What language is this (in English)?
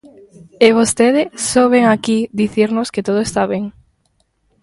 Galician